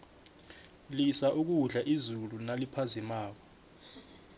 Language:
South Ndebele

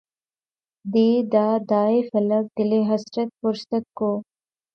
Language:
Urdu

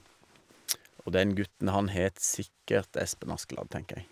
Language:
Norwegian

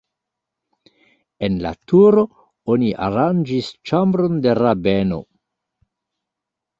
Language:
Esperanto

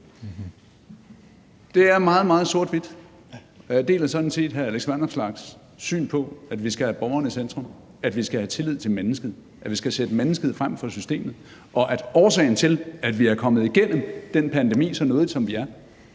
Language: Danish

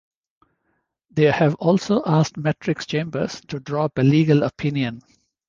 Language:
English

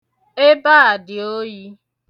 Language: Igbo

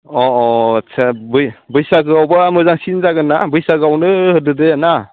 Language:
Bodo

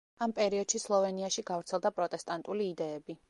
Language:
Georgian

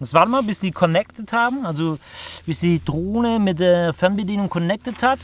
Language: German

